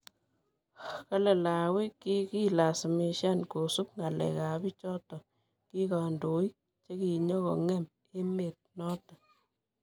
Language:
Kalenjin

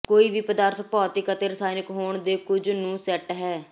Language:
Punjabi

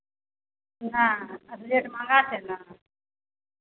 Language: Maithili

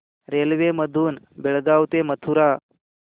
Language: Marathi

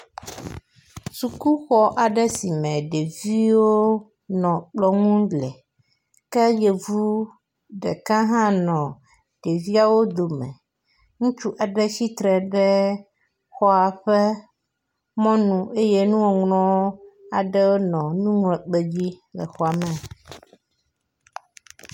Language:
Ewe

